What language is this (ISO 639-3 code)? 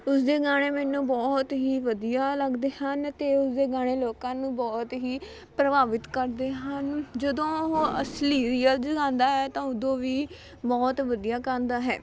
pan